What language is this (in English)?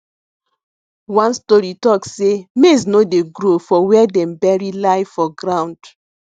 Nigerian Pidgin